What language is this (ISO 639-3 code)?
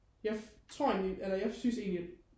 dan